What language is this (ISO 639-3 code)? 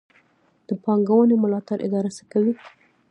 pus